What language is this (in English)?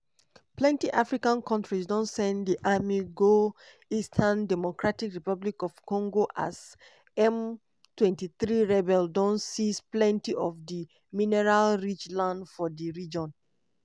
Nigerian Pidgin